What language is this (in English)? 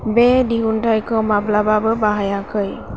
Bodo